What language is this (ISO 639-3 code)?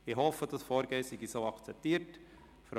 gsw